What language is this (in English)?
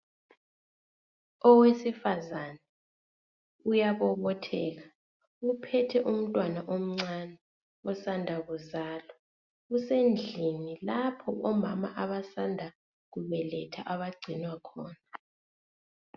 North Ndebele